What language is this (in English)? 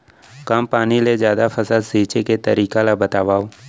Chhattisgarhi